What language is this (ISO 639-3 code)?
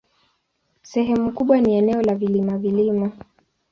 swa